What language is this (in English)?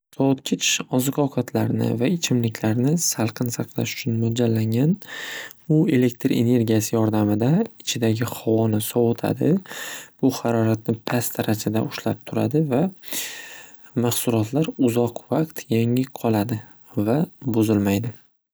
Uzbek